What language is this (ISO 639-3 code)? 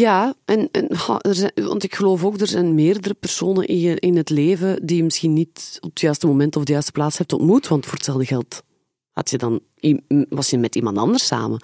nld